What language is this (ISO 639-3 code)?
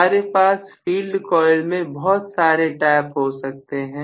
hin